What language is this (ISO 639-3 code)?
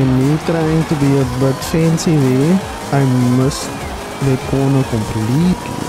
eng